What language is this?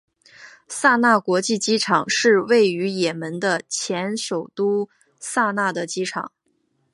Chinese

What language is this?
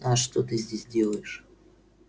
Russian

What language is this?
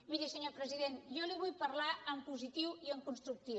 Catalan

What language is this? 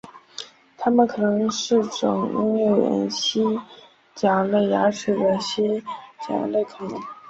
Chinese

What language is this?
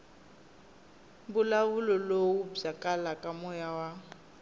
Tsonga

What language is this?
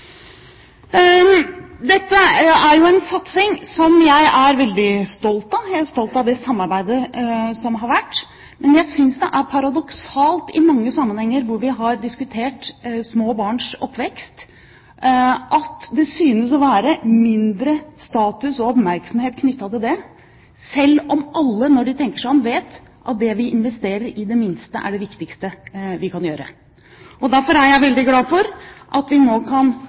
Norwegian Bokmål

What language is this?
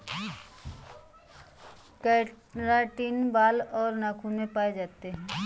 Hindi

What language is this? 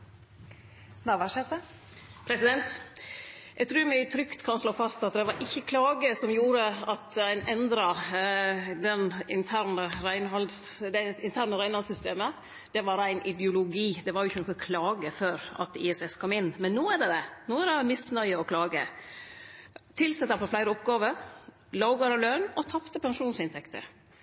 Norwegian Nynorsk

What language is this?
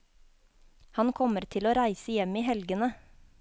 Norwegian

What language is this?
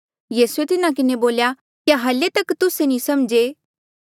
Mandeali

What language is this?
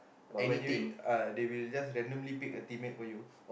English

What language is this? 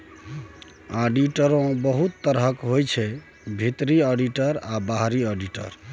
Maithili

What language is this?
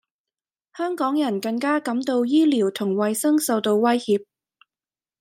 Cantonese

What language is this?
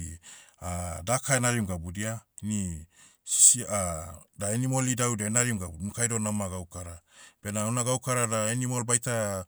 Motu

